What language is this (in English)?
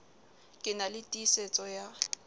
Southern Sotho